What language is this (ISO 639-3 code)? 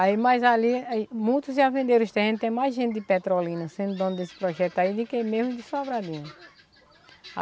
por